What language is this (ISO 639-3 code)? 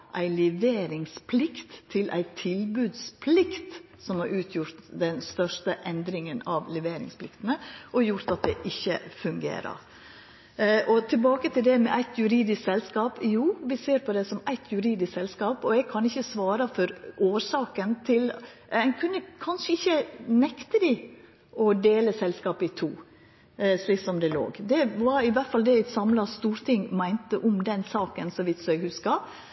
nno